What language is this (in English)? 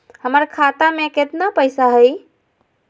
Magahi